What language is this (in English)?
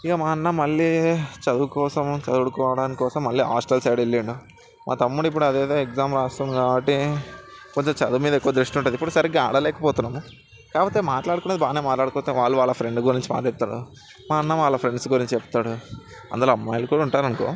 Telugu